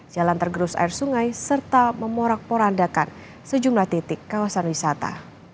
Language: Indonesian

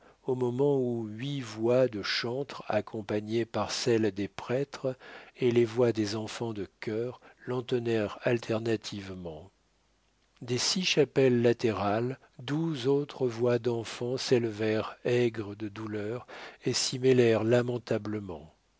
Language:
French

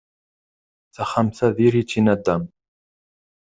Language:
Kabyle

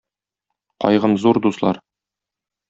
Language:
Tatar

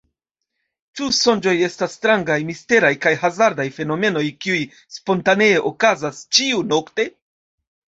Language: Esperanto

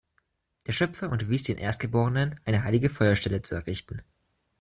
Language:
German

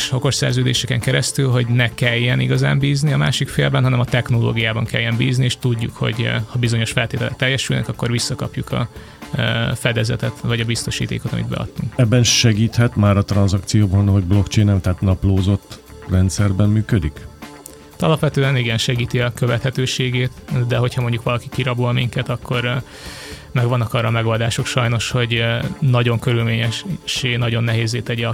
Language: Hungarian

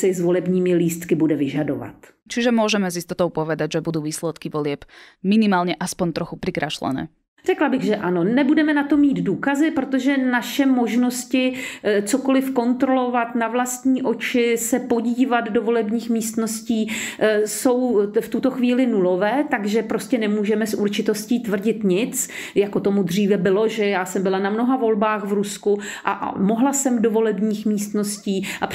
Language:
Czech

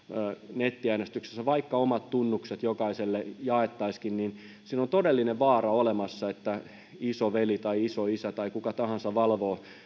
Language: Finnish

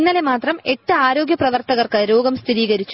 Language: Malayalam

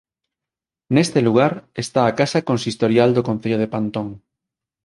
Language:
Galician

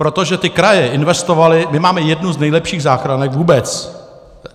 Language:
Czech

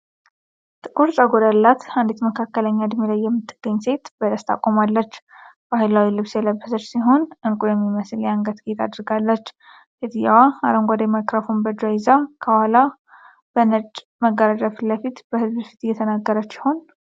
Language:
Amharic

